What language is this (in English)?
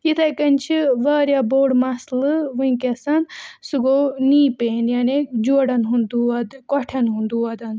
Kashmiri